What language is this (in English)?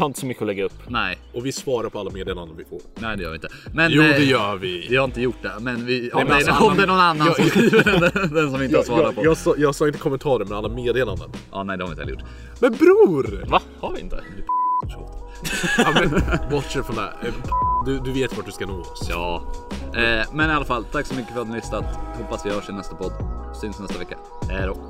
Swedish